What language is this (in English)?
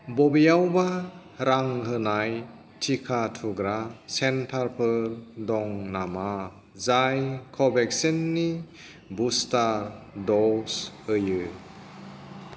Bodo